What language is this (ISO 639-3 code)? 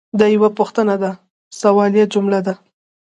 pus